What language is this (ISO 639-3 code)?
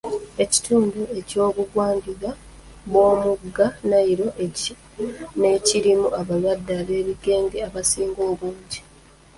lug